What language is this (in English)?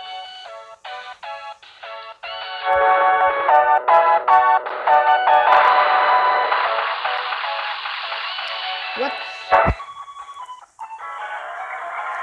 English